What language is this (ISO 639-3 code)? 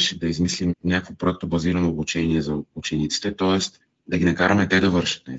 bul